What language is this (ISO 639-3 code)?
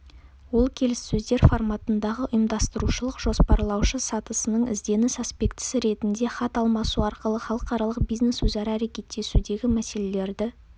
kaz